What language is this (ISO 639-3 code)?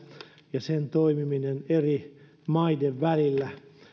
fin